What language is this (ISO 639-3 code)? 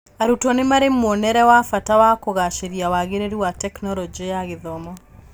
kik